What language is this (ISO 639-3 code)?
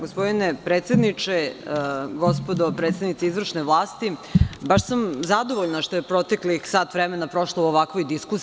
srp